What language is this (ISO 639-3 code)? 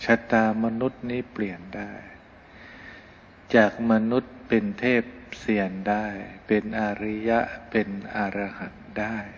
tha